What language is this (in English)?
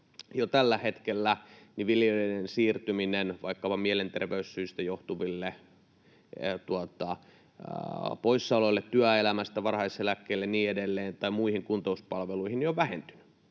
Finnish